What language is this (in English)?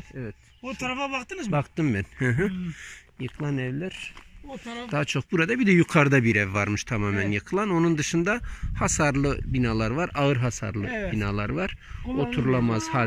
Turkish